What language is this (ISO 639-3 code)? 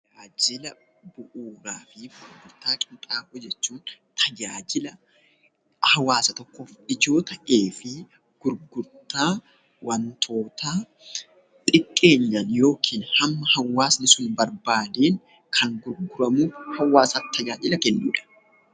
orm